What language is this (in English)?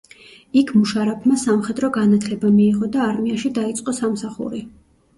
Georgian